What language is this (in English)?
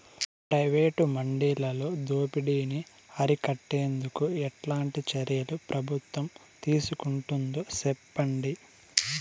Telugu